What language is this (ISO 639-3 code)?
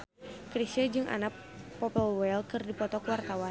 sun